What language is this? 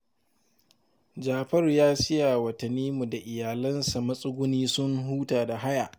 Hausa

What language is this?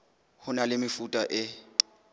Southern Sotho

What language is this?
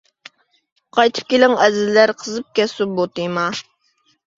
Uyghur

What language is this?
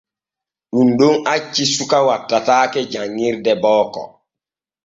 Borgu Fulfulde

